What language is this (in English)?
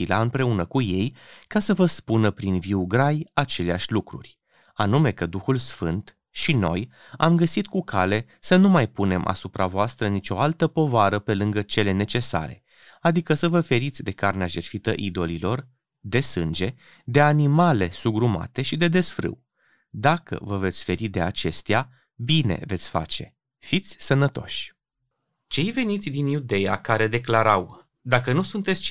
Romanian